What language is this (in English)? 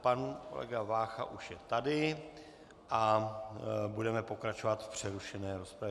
Czech